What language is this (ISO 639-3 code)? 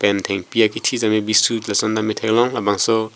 mjw